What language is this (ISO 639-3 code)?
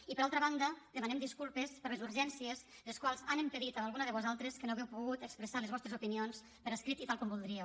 cat